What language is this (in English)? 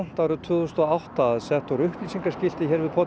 Icelandic